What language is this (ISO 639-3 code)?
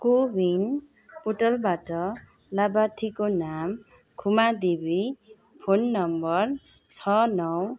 nep